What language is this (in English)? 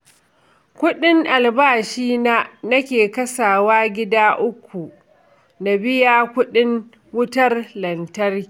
Hausa